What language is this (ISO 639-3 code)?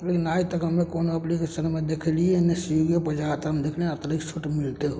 mai